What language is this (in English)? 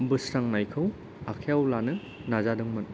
Bodo